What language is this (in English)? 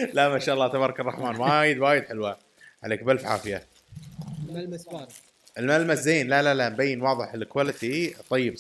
Arabic